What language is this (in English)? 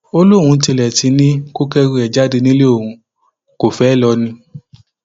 Yoruba